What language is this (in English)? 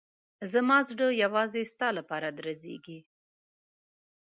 Pashto